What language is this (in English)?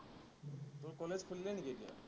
Assamese